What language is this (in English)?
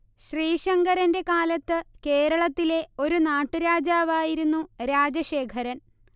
Malayalam